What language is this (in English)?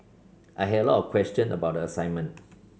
English